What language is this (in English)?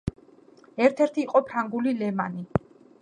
Georgian